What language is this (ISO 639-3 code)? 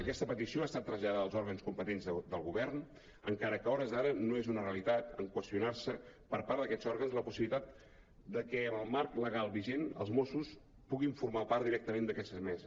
cat